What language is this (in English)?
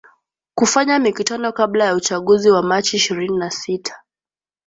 Swahili